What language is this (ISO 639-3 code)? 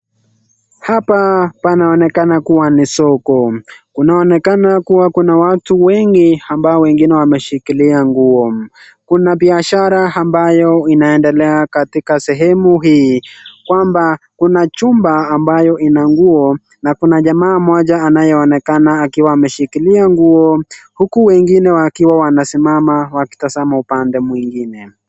swa